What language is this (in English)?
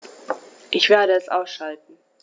German